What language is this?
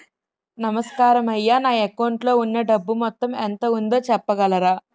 Telugu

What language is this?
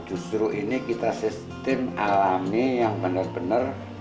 Indonesian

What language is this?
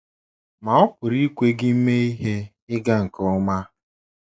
Igbo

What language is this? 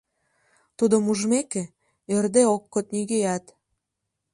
Mari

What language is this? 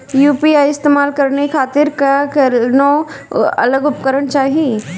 Bhojpuri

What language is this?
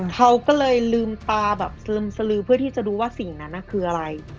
Thai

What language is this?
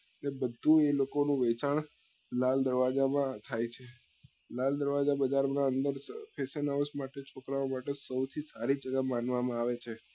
Gujarati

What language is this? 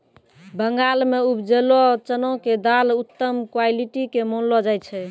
Maithili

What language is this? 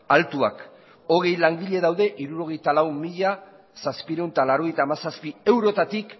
Basque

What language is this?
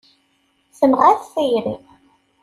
Kabyle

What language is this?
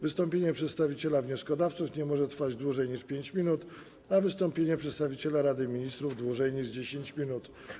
Polish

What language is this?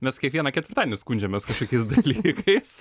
Lithuanian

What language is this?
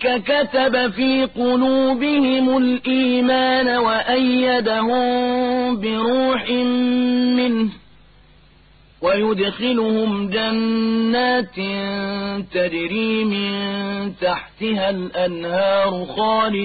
Arabic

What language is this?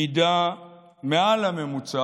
Hebrew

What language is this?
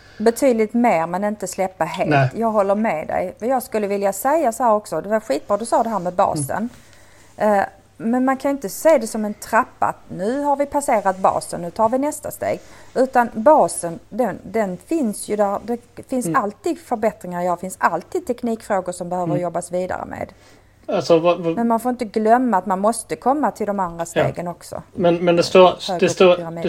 Swedish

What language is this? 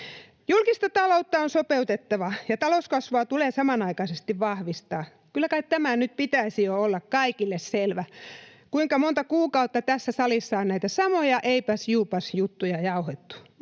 Finnish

